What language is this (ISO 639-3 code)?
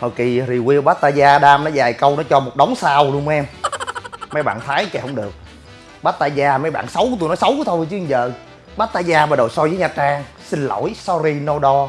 vie